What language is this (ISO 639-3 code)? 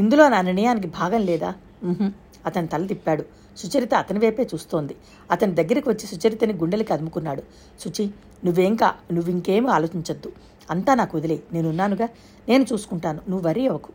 tel